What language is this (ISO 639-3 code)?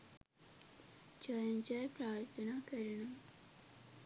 sin